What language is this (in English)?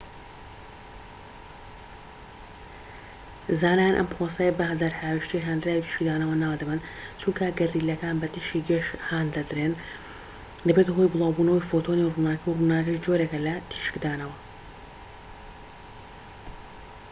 Central Kurdish